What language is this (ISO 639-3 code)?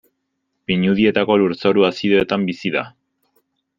eus